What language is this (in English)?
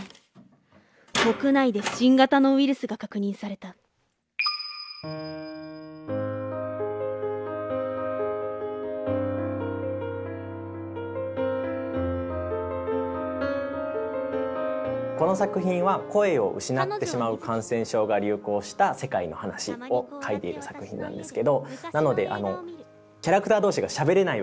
Japanese